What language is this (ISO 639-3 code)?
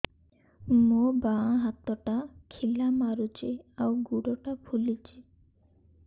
ori